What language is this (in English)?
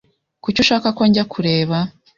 Kinyarwanda